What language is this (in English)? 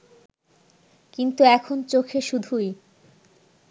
Bangla